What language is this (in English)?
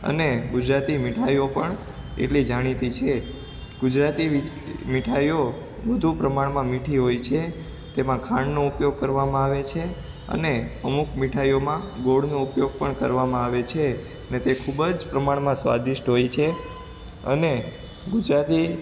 Gujarati